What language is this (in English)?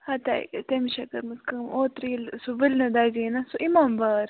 Kashmiri